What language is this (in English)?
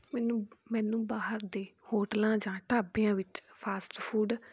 Punjabi